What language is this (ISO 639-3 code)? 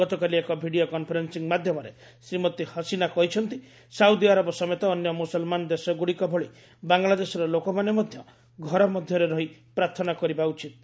ori